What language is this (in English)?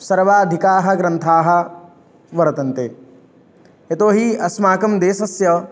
Sanskrit